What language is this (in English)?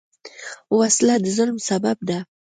Pashto